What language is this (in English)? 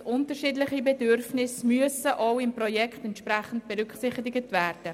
Swiss German